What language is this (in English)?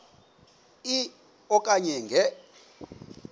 Xhosa